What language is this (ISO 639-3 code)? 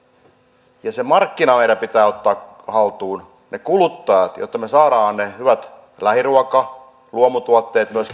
fin